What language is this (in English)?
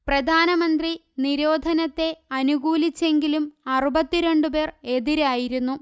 Malayalam